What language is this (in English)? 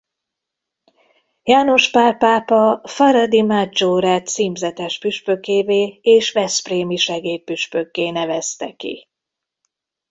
Hungarian